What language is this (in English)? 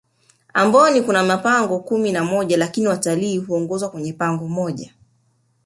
Swahili